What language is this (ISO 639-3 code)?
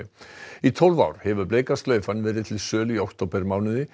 isl